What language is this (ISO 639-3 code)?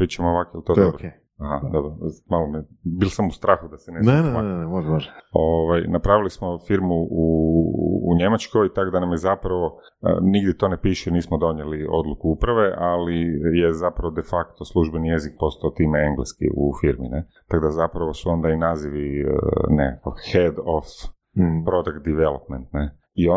hrv